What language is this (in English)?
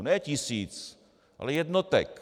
Czech